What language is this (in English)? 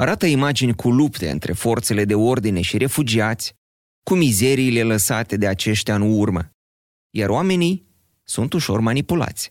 Romanian